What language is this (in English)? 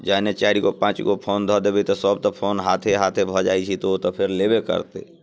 Maithili